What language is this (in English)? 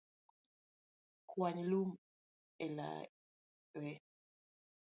Luo (Kenya and Tanzania)